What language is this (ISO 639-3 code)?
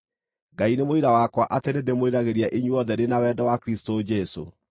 kik